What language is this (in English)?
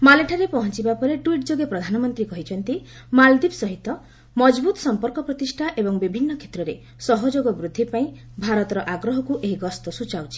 Odia